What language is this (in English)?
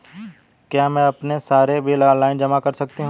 Hindi